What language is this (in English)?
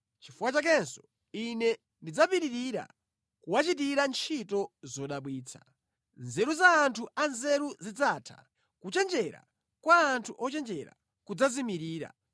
Nyanja